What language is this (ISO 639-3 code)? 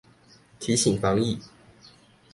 zho